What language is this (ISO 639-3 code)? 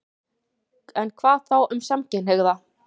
isl